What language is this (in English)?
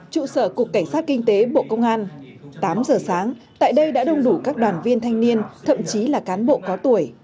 Vietnamese